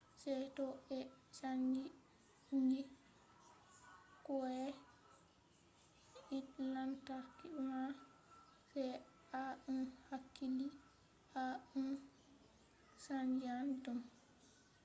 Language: Fula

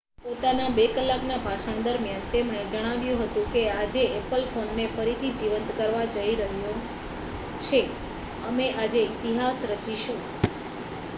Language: Gujarati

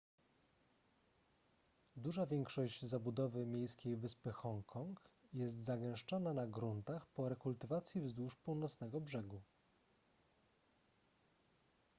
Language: Polish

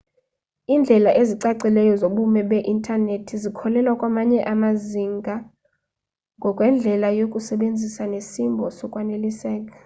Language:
Xhosa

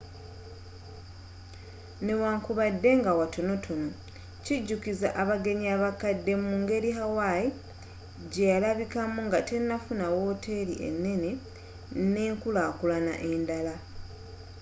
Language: Ganda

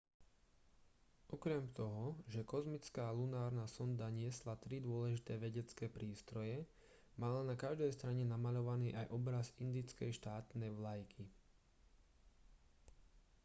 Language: Slovak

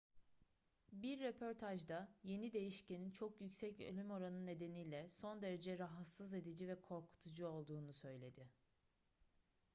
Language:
Turkish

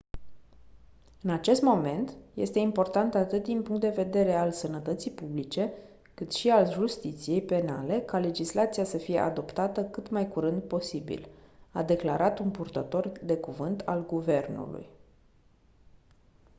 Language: Romanian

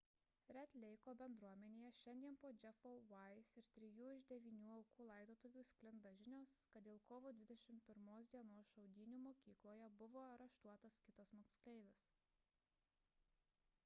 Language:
Lithuanian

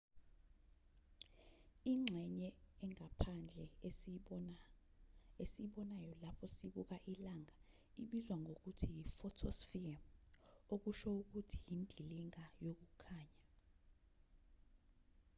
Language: Zulu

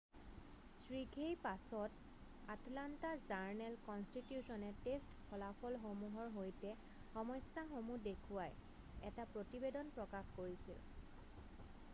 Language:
Assamese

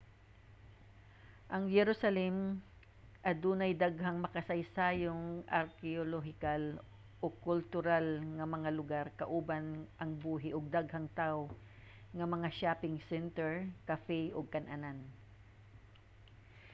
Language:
Cebuano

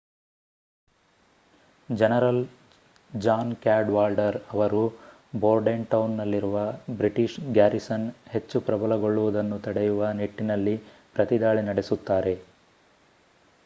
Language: Kannada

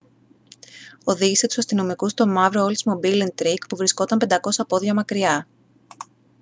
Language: Greek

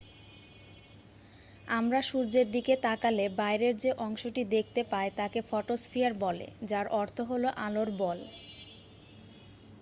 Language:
Bangla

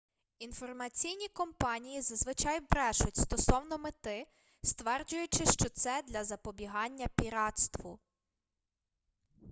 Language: Ukrainian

